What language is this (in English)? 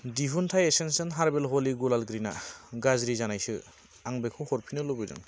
Bodo